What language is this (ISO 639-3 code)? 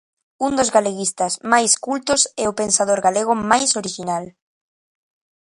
glg